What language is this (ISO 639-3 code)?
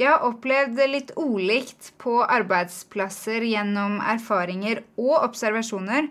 swe